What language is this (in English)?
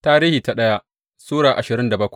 Hausa